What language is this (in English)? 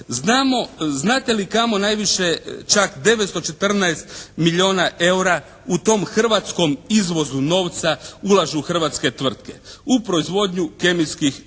Croatian